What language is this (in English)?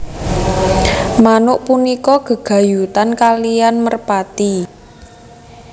Javanese